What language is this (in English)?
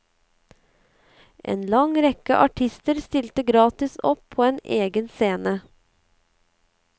Norwegian